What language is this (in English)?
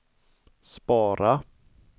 Swedish